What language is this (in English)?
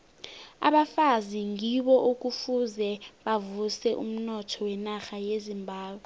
South Ndebele